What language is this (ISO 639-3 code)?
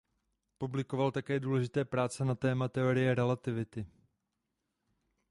ces